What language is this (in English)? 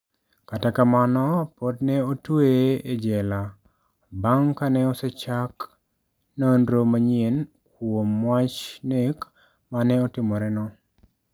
Luo (Kenya and Tanzania)